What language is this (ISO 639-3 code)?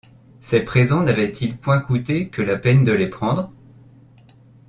fra